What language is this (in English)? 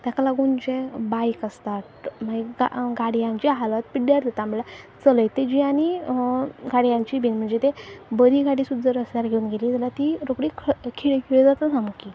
Konkani